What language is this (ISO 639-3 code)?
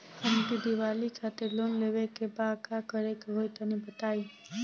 bho